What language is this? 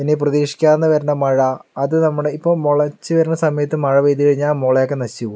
Malayalam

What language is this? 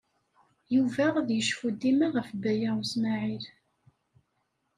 Kabyle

